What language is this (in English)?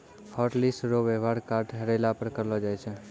Maithili